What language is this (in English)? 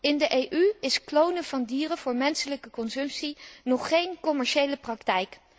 Dutch